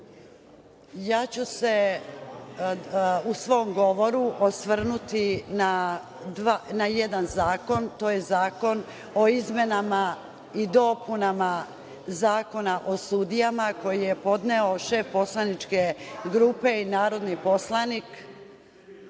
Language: Serbian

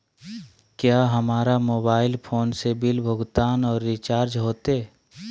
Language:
Magahi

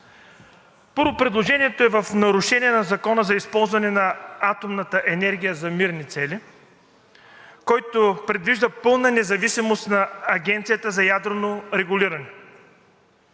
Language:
Bulgarian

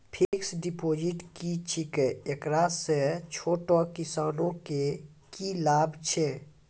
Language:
Maithili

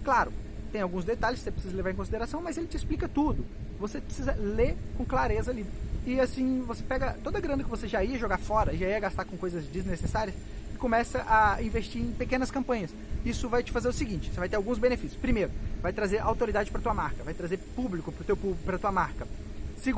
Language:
Portuguese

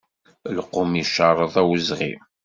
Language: Kabyle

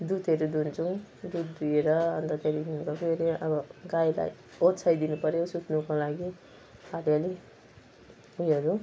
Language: Nepali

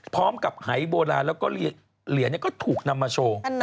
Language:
Thai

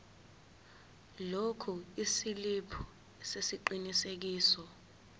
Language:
Zulu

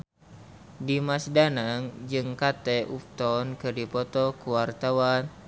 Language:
Sundanese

